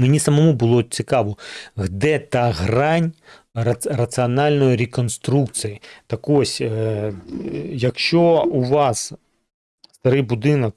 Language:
Ukrainian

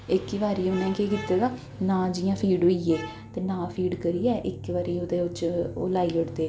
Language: Dogri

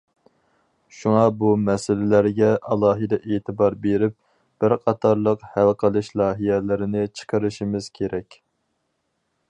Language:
Uyghur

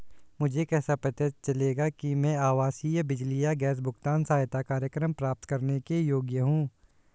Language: Hindi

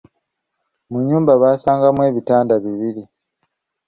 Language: Ganda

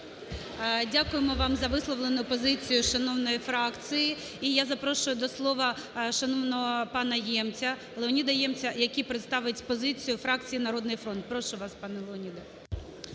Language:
Ukrainian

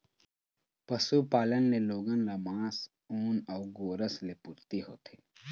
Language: Chhattisgarhi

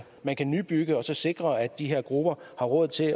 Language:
Danish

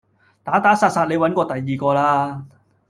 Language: Cantonese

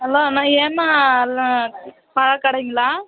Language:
Tamil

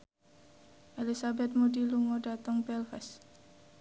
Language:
Javanese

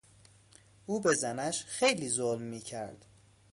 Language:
Persian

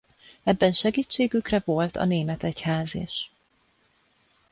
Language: Hungarian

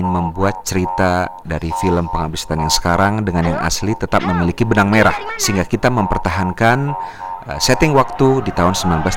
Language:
Indonesian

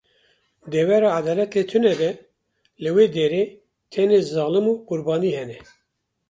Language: Kurdish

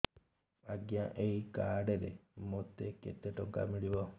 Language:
Odia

